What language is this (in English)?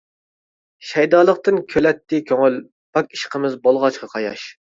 Uyghur